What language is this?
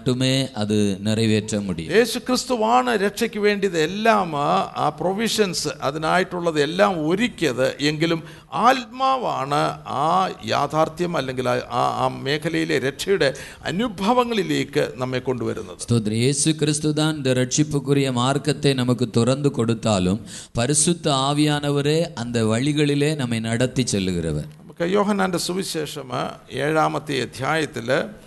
Malayalam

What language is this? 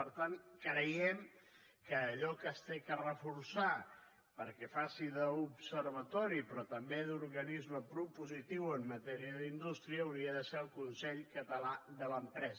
Catalan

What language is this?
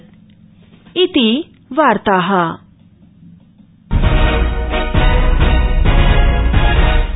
Sanskrit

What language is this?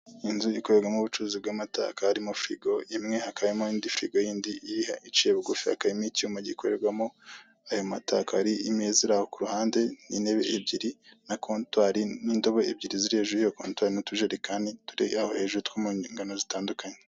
Kinyarwanda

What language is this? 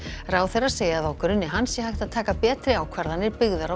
Icelandic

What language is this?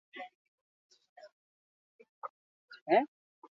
Basque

